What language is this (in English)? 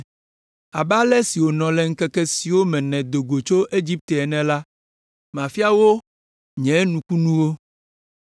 Ewe